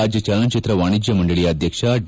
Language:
Kannada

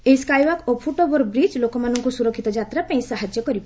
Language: Odia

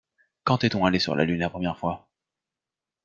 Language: French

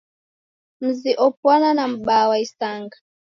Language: Taita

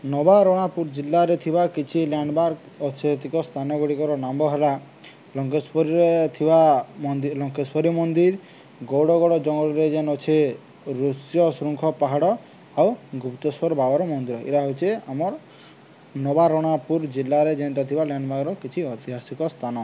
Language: Odia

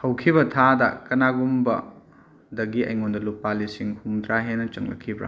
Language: Manipuri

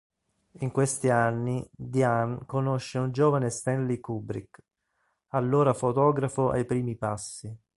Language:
Italian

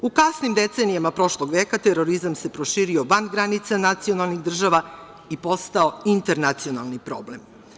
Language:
Serbian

